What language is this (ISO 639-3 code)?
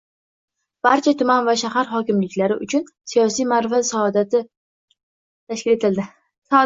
uzb